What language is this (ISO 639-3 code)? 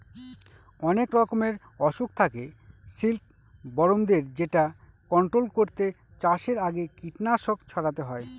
ben